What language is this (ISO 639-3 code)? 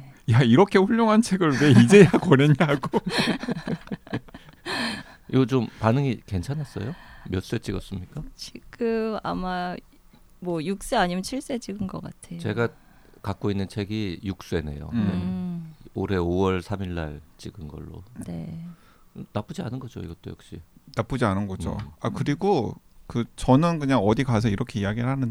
kor